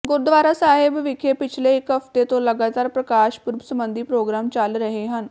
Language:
Punjabi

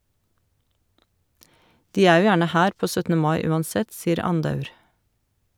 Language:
Norwegian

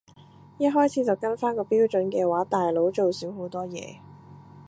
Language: Cantonese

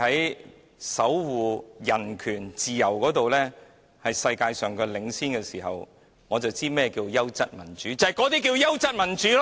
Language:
Cantonese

